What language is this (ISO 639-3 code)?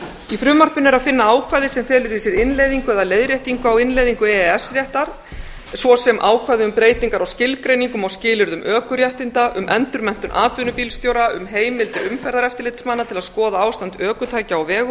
isl